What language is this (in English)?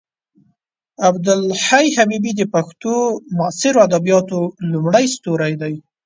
Pashto